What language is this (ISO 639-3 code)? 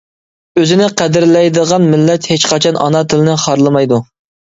uig